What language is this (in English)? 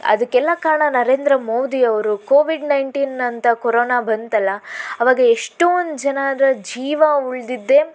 Kannada